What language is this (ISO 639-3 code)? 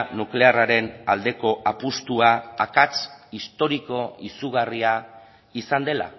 eus